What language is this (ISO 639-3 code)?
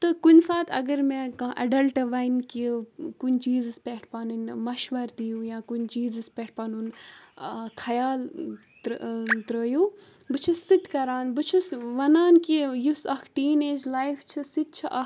kas